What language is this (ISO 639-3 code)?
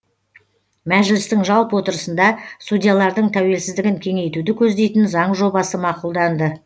kaz